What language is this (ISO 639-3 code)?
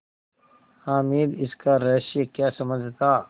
hin